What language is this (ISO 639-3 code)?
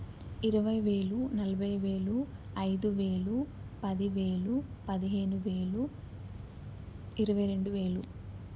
tel